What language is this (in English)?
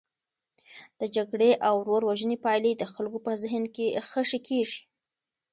Pashto